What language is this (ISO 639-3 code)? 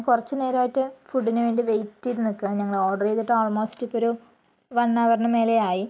mal